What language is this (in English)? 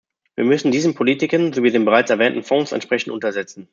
German